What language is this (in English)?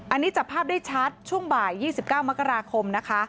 Thai